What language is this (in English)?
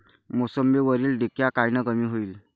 Marathi